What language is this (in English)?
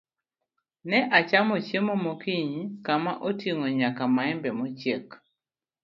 Luo (Kenya and Tanzania)